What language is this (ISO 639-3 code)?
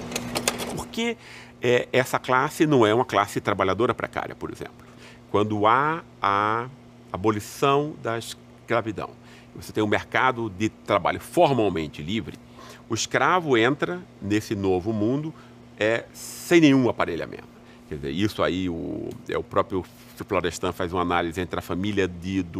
por